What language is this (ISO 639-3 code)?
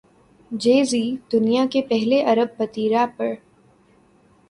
urd